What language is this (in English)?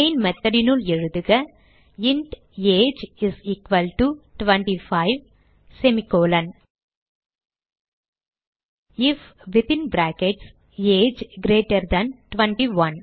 Tamil